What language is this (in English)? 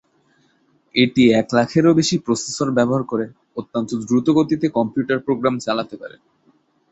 Bangla